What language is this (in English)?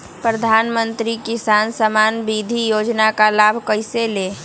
Magahi